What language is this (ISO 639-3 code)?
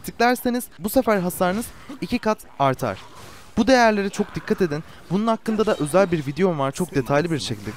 tur